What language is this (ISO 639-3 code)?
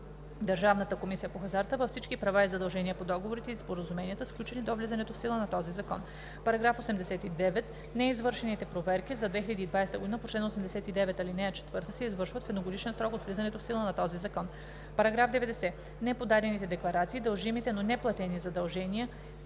bul